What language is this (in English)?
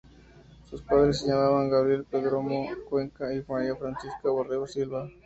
Spanish